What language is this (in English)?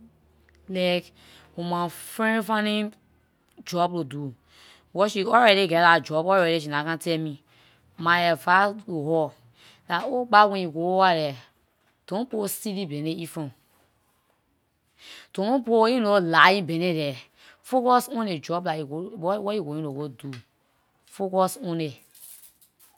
Liberian English